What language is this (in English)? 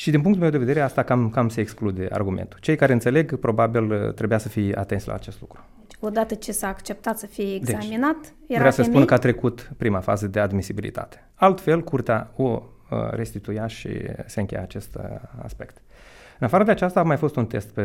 Romanian